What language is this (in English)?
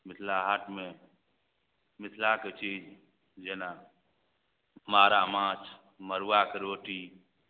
Maithili